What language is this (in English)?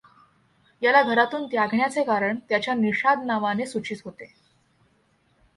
Marathi